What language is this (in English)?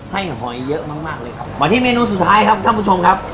Thai